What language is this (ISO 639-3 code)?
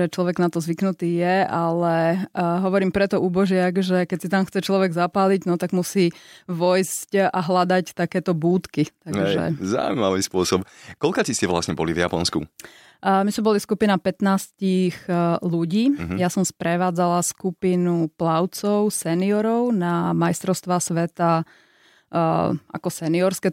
slk